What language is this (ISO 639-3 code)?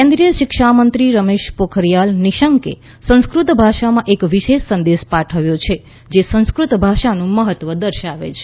guj